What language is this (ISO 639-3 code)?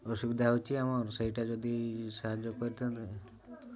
ori